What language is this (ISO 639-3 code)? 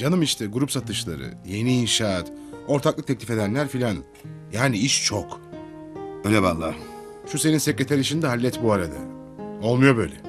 tur